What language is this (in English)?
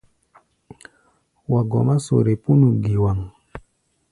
Gbaya